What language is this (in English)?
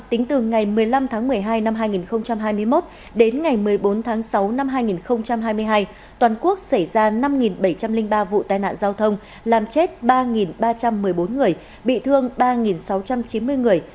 Vietnamese